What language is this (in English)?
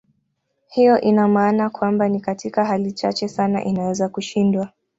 Swahili